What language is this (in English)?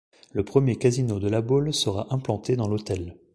French